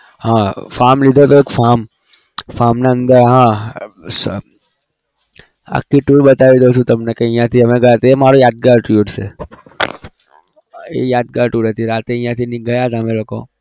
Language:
Gujarati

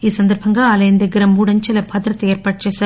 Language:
Telugu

